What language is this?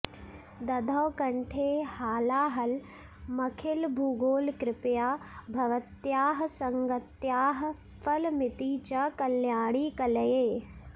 Sanskrit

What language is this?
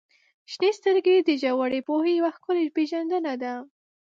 Pashto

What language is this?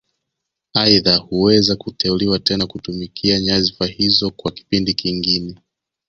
Swahili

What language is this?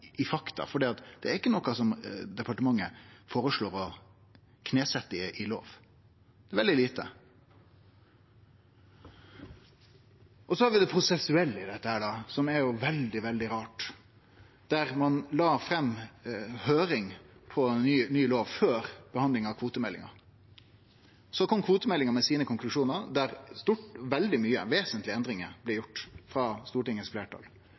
Norwegian Nynorsk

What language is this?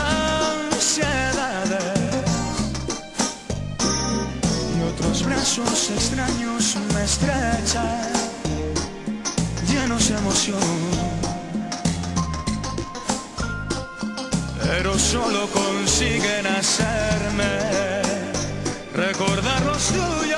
Arabic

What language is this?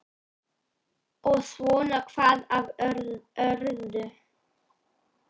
Icelandic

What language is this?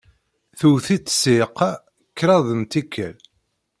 Kabyle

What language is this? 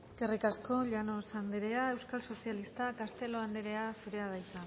Basque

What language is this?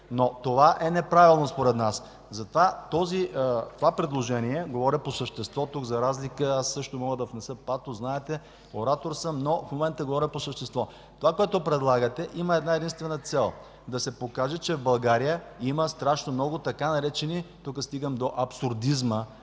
Bulgarian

